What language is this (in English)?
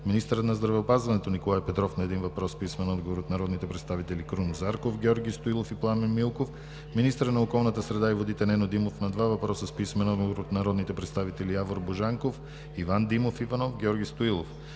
Bulgarian